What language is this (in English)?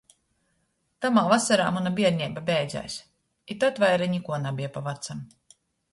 Latgalian